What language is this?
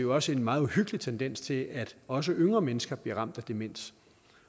Danish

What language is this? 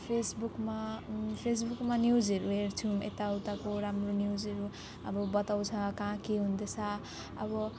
Nepali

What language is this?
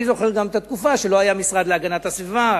Hebrew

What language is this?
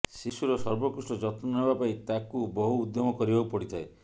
Odia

